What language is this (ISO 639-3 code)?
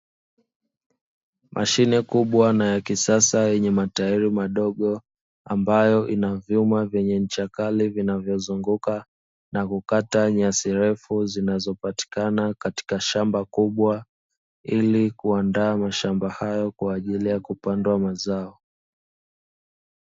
swa